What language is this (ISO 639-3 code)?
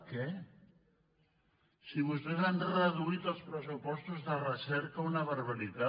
cat